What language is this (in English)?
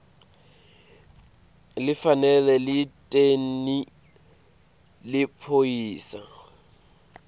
Swati